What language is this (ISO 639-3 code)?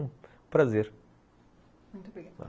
por